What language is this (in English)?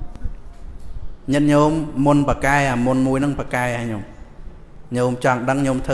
Vietnamese